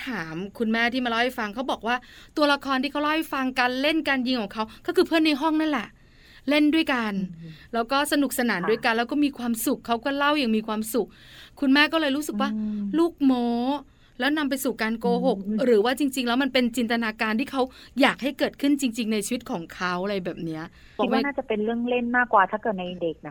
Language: Thai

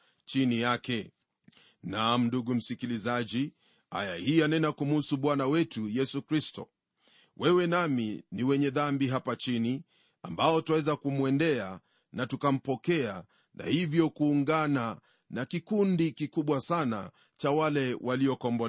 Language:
Swahili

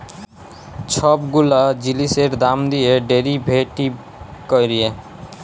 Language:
Bangla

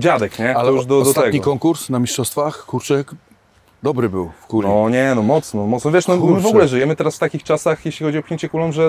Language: Polish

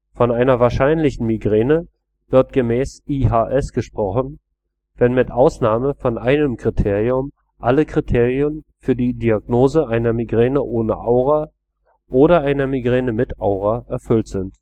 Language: German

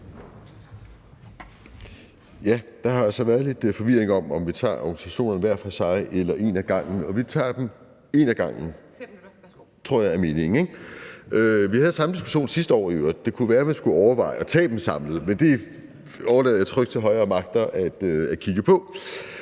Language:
Danish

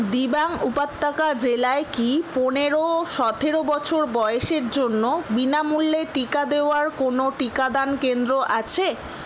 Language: Bangla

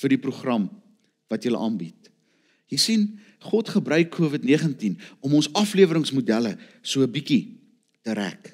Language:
Dutch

